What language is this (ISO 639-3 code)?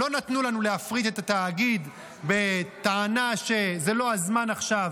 heb